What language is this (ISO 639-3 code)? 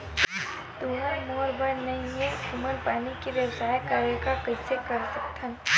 hne